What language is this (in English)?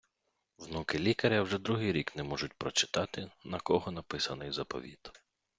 Ukrainian